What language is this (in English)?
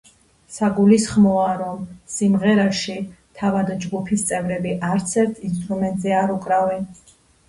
Georgian